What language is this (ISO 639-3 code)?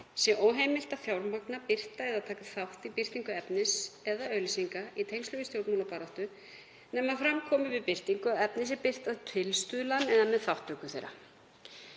isl